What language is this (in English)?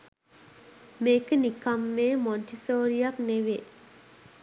Sinhala